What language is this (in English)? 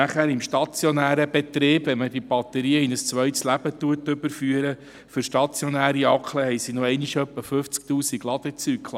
Swiss German